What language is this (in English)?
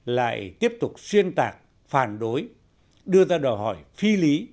Vietnamese